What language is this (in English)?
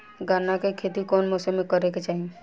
Bhojpuri